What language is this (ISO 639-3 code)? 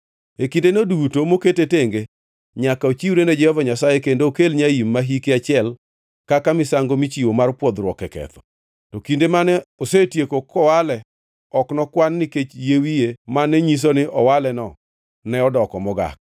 luo